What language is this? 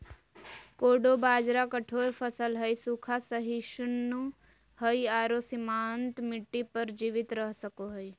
Magahi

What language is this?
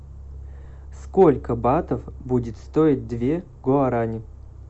Russian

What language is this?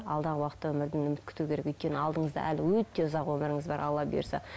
Kazakh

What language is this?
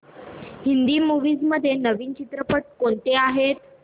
Marathi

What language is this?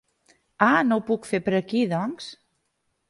Catalan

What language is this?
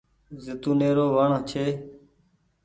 Goaria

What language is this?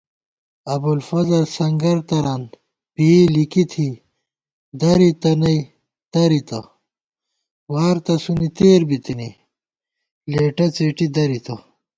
Gawar-Bati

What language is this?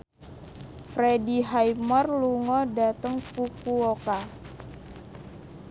Javanese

